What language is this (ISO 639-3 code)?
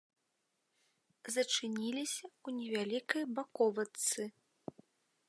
bel